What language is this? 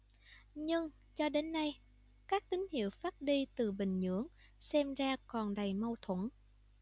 Vietnamese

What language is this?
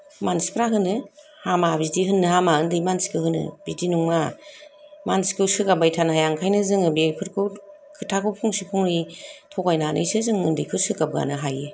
Bodo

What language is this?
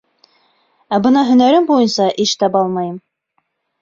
Bashkir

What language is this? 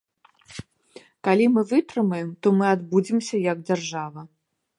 Belarusian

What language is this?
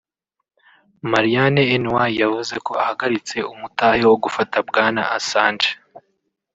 Kinyarwanda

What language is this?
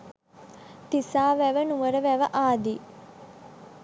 Sinhala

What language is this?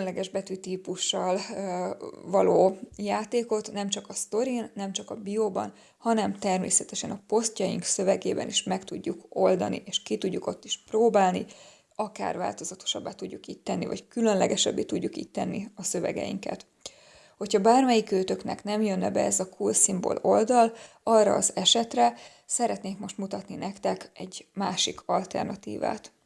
Hungarian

